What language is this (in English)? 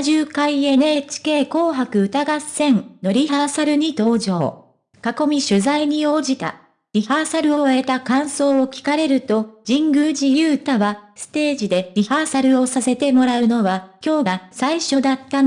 Japanese